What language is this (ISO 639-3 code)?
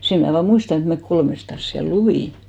fin